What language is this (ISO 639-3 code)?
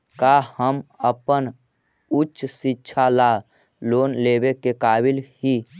mag